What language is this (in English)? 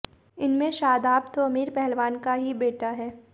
Hindi